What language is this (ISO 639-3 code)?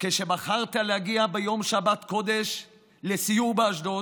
heb